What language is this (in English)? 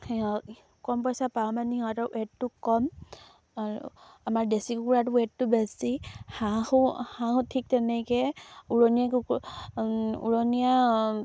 Assamese